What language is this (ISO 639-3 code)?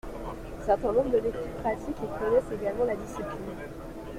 fra